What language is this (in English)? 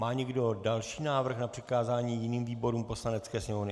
Czech